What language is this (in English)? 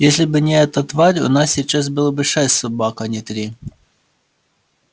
Russian